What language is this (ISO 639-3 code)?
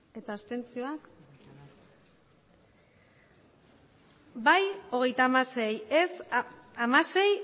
eus